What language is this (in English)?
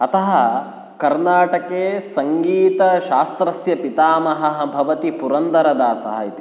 Sanskrit